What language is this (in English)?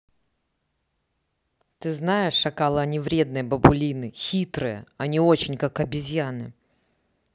Russian